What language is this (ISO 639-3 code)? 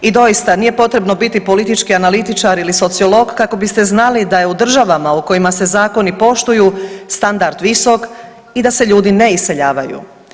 hrv